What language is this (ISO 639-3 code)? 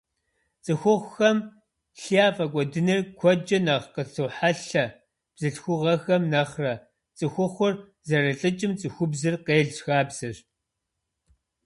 kbd